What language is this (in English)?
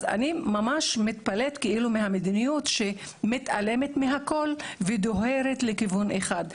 Hebrew